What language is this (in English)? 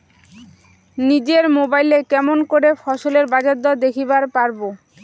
Bangla